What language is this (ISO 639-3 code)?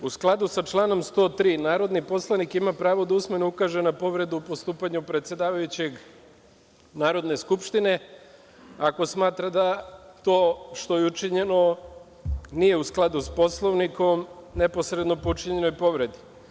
srp